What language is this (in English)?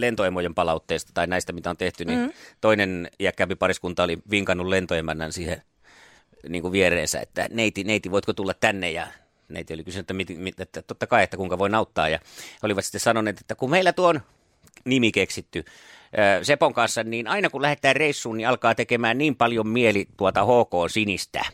Finnish